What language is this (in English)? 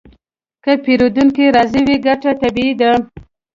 Pashto